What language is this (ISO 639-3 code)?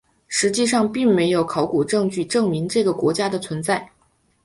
zho